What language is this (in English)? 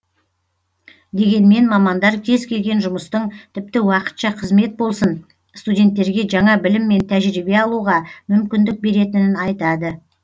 Kazakh